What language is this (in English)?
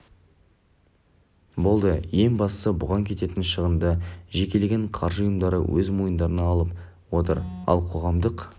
Kazakh